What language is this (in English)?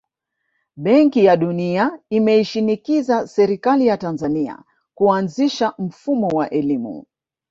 Swahili